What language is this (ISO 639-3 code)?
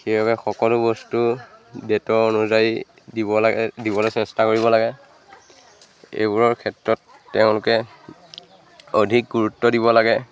asm